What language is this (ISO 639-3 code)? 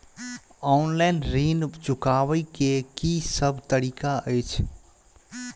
mai